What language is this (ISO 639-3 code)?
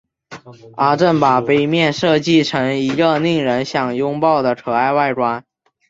zho